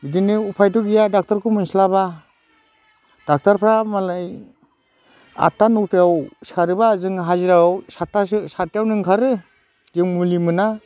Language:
Bodo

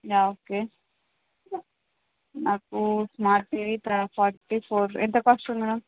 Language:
Telugu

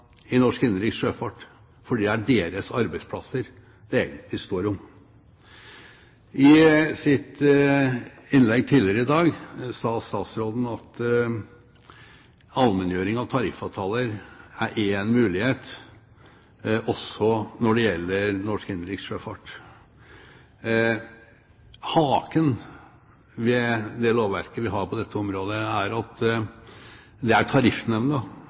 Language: Norwegian Bokmål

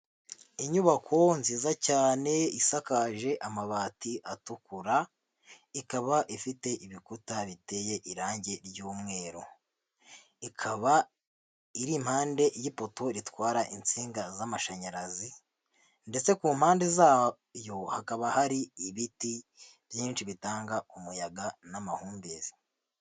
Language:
Kinyarwanda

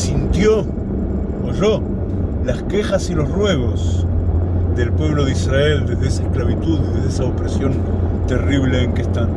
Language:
Spanish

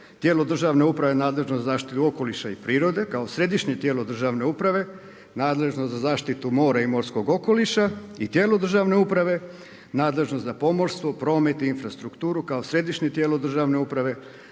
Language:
Croatian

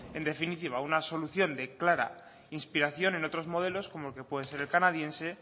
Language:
Spanish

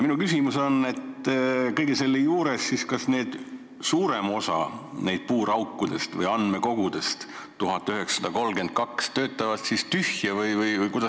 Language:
Estonian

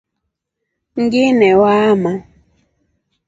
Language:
Rombo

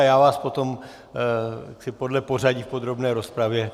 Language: Czech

